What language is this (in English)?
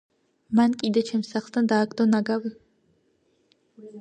Georgian